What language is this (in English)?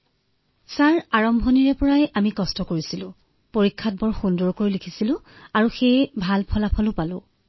Assamese